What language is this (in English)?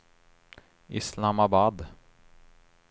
Swedish